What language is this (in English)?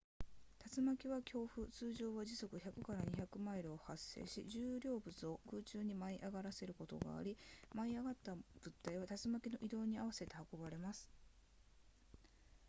Japanese